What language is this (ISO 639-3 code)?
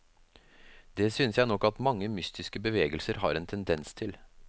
nor